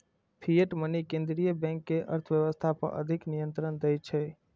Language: Maithili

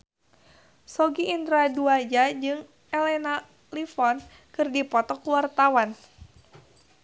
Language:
Sundanese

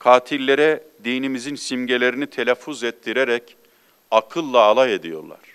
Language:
Turkish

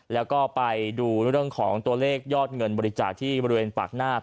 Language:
Thai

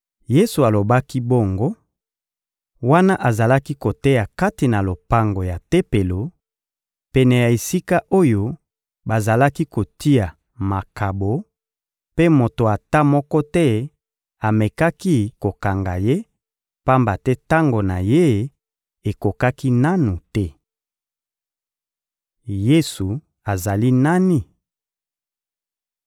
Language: Lingala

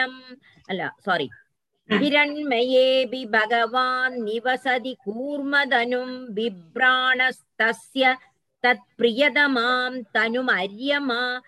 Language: Tamil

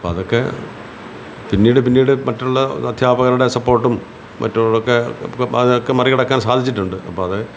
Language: Malayalam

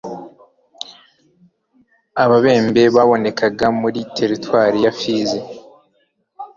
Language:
Kinyarwanda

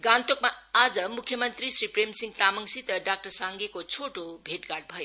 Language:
Nepali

